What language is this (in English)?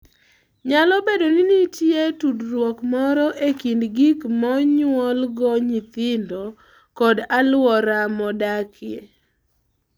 Luo (Kenya and Tanzania)